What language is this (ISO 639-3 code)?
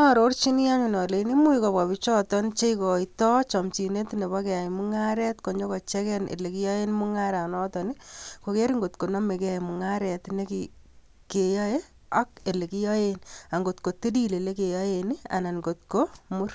kln